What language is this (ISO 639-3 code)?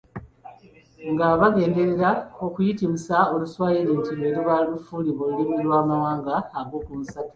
lug